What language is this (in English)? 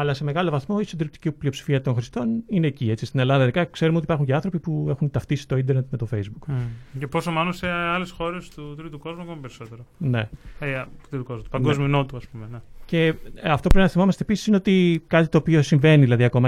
Greek